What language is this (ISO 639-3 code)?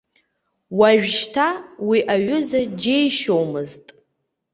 abk